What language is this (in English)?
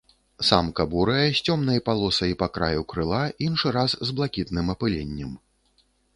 Belarusian